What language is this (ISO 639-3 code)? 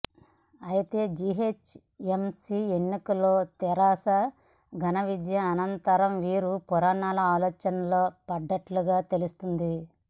tel